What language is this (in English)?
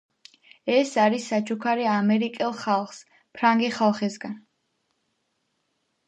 Georgian